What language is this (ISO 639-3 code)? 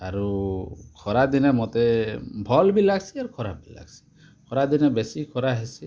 ori